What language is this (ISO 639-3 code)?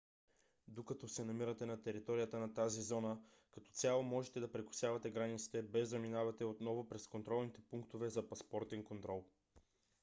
bul